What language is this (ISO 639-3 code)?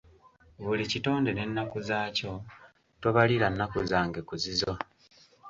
lug